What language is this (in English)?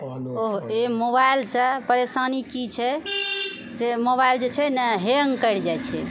Maithili